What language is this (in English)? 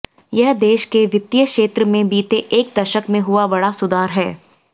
Hindi